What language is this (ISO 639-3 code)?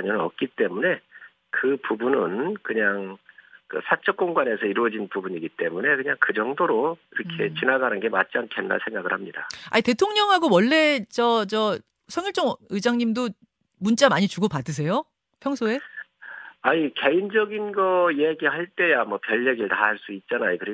kor